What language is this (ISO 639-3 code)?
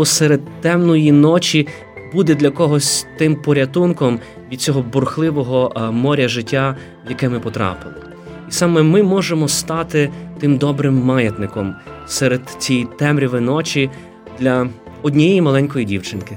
ukr